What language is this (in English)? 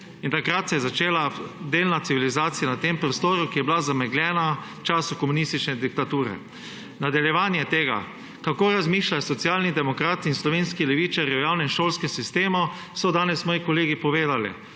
Slovenian